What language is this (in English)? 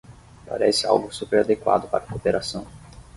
Portuguese